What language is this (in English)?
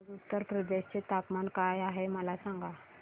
Marathi